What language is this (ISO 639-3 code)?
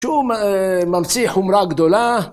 heb